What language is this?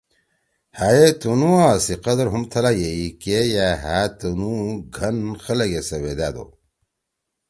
Torwali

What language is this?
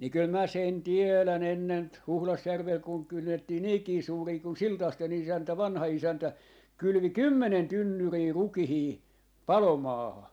Finnish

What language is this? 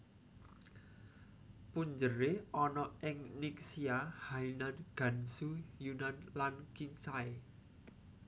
Javanese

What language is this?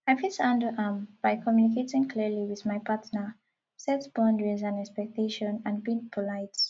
Nigerian Pidgin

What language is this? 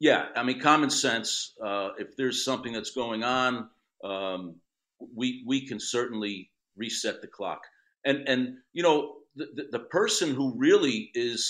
English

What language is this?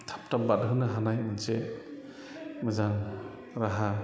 Bodo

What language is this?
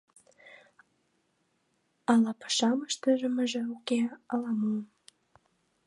Mari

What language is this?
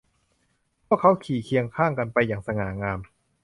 Thai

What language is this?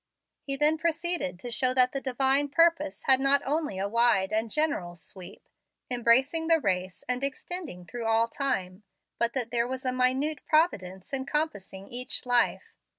English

